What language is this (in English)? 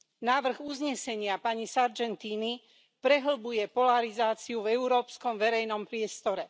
Slovak